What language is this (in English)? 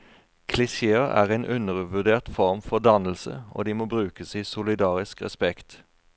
Norwegian